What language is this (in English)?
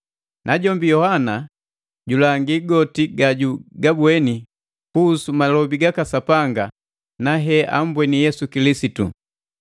Matengo